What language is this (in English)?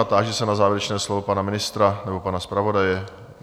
Czech